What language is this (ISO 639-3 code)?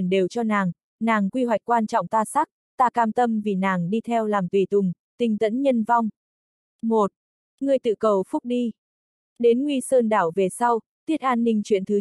vie